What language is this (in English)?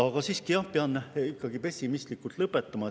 Estonian